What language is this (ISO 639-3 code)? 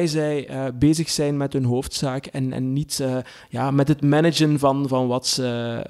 nld